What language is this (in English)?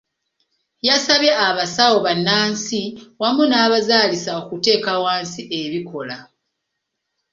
Ganda